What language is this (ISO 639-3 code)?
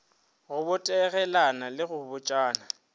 nso